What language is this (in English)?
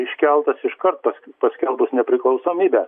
Lithuanian